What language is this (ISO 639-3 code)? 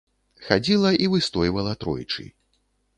bel